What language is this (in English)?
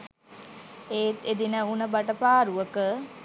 Sinhala